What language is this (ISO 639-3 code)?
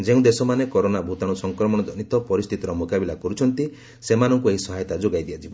ori